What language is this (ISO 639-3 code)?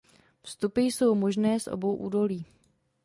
ces